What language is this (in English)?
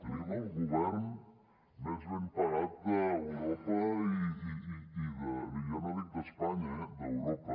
Catalan